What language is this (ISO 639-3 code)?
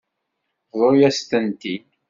kab